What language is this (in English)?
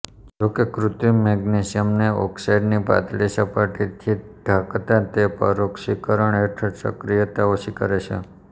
Gujarati